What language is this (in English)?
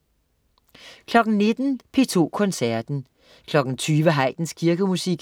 Danish